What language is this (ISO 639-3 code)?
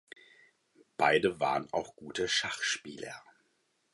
deu